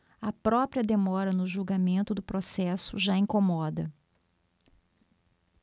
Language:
Portuguese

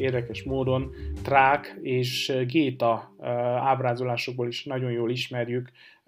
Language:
Hungarian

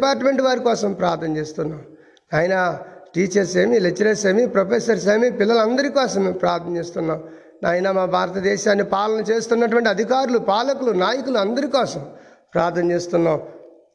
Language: Telugu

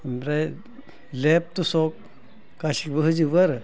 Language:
Bodo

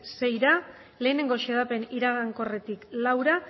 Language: Basque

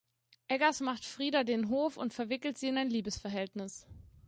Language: German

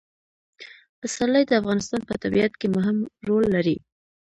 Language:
Pashto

